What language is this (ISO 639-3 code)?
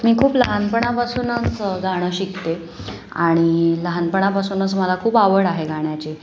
mar